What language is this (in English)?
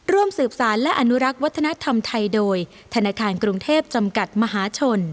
Thai